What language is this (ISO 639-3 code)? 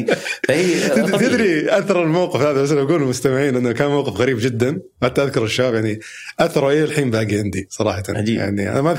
ara